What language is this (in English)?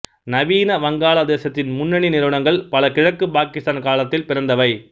Tamil